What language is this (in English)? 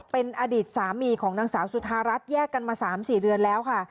Thai